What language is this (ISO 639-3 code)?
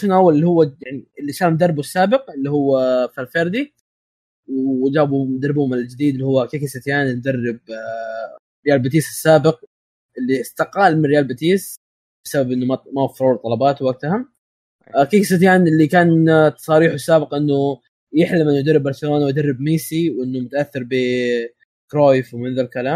ara